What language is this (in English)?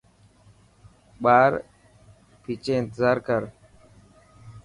Dhatki